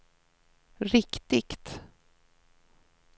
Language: Swedish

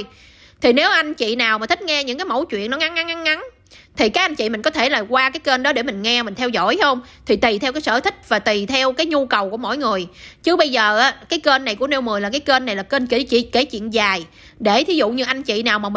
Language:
Vietnamese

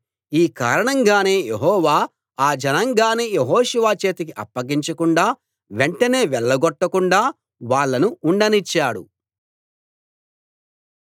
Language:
Telugu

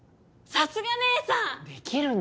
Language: Japanese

